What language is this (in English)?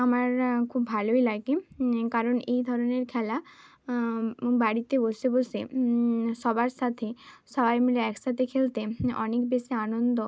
Bangla